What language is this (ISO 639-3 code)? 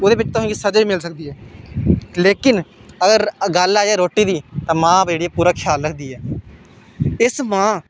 doi